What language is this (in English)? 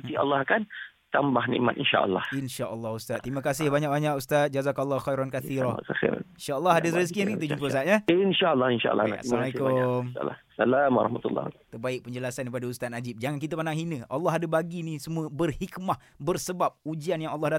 Malay